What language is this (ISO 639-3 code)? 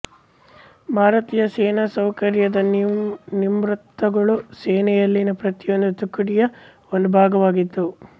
kan